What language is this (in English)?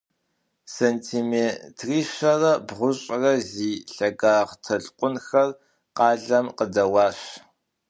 Kabardian